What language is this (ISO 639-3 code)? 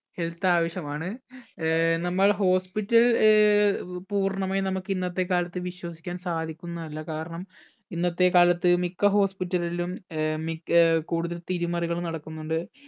mal